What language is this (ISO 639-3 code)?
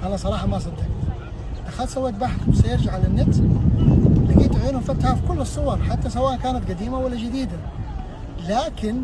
ara